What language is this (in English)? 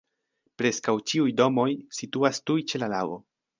Esperanto